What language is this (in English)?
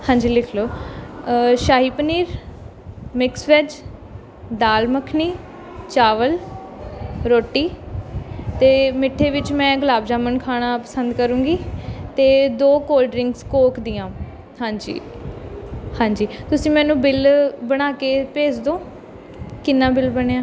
Punjabi